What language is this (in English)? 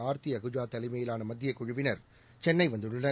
Tamil